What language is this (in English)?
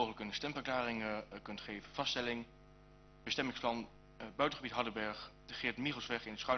Dutch